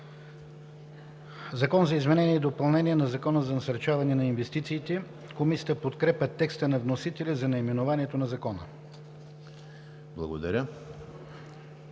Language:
Bulgarian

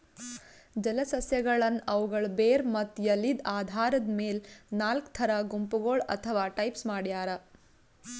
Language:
Kannada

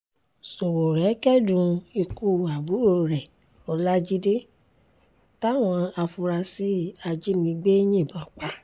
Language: Yoruba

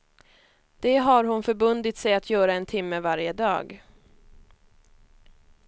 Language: Swedish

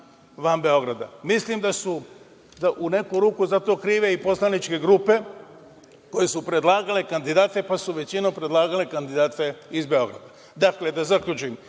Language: Serbian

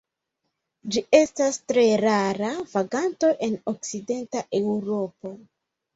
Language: Esperanto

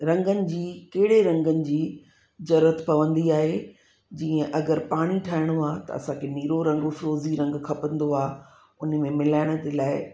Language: Sindhi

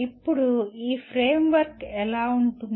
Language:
Telugu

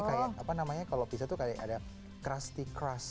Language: Indonesian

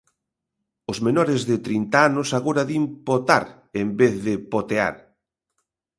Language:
Galician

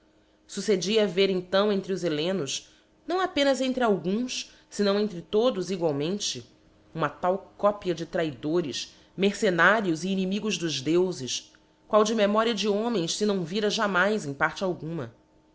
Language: Portuguese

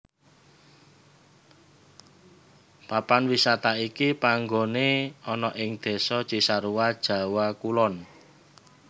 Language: Javanese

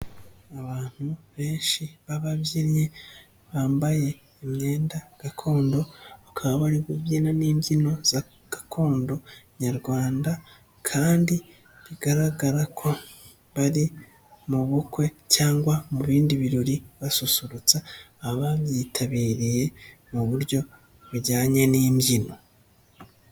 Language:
Kinyarwanda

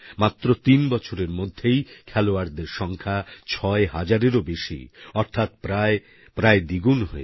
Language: Bangla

